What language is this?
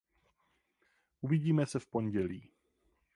Czech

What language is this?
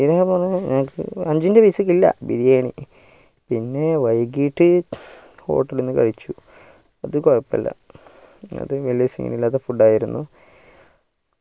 Malayalam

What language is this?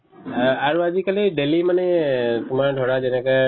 Assamese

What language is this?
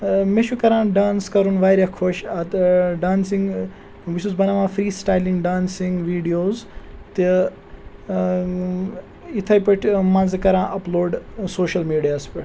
Kashmiri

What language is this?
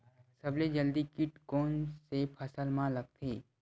Chhattisgarhi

